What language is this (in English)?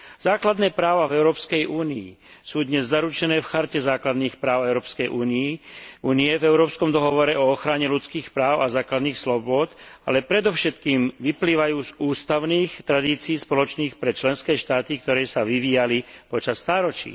Slovak